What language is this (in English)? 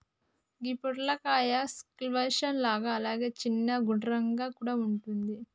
Telugu